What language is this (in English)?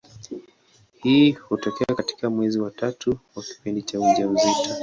Swahili